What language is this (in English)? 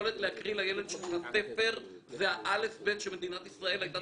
Hebrew